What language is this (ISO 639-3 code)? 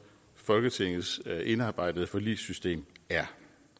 dan